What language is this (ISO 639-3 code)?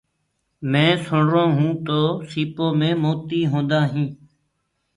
ggg